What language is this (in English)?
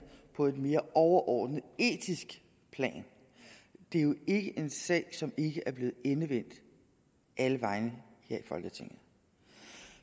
Danish